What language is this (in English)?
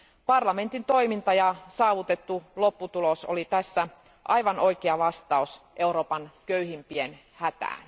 Finnish